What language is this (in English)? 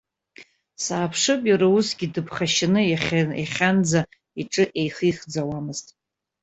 Abkhazian